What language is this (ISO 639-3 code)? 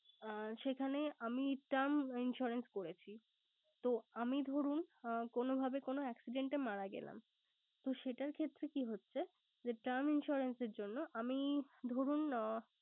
ben